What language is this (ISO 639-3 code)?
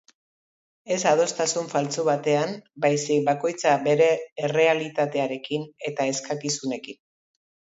eus